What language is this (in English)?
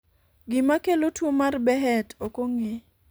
Luo (Kenya and Tanzania)